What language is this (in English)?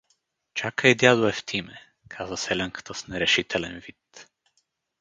Bulgarian